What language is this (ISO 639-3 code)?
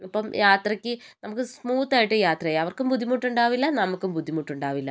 mal